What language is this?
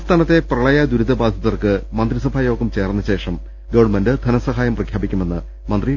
Malayalam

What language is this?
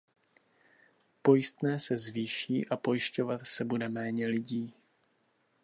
Czech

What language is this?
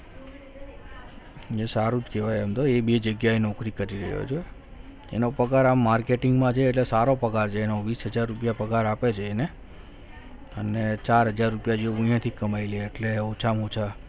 Gujarati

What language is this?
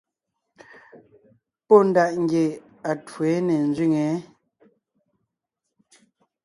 Ngiemboon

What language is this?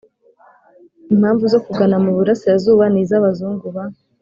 Kinyarwanda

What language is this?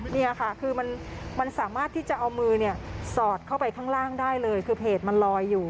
Thai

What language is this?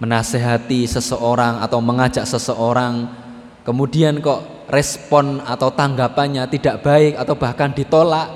Indonesian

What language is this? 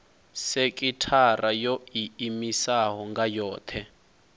Venda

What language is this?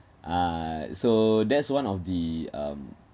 English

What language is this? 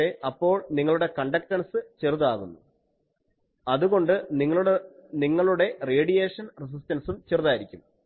Malayalam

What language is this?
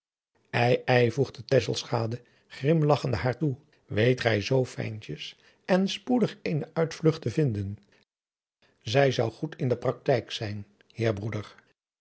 Dutch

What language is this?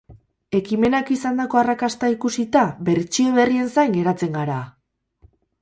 Basque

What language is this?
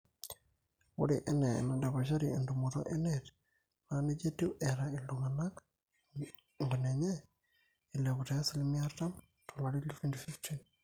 Masai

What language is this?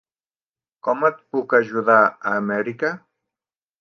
Catalan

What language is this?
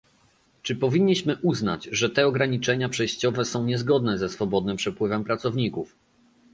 Polish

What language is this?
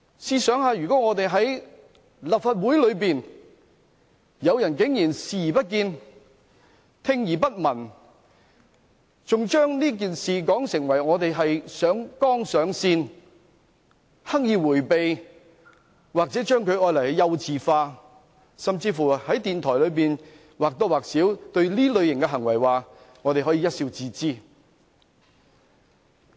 Cantonese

